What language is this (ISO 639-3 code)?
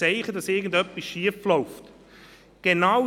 gsw